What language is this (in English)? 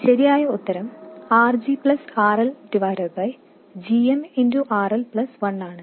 Malayalam